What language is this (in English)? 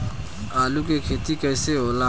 Bhojpuri